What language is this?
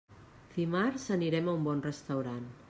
Catalan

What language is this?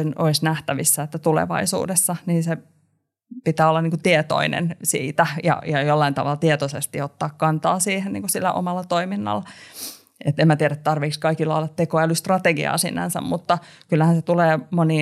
Finnish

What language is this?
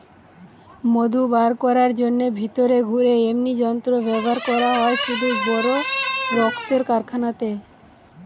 Bangla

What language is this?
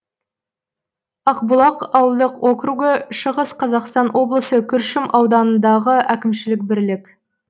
Kazakh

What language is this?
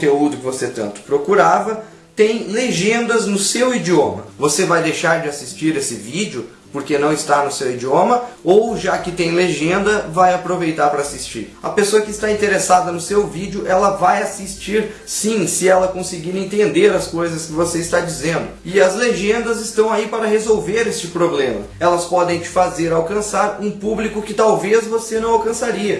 Portuguese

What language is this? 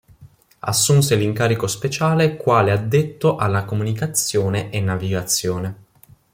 Italian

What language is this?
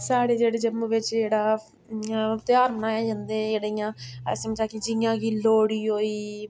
Dogri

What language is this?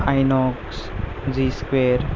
Konkani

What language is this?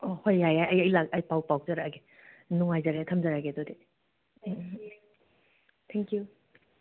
Manipuri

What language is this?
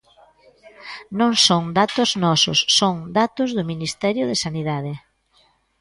Galician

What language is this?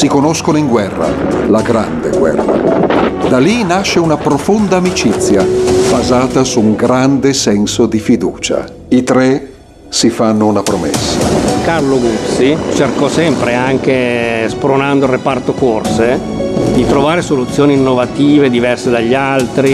Italian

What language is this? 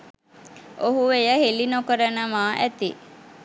Sinhala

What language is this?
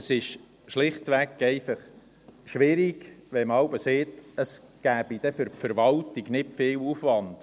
Swiss German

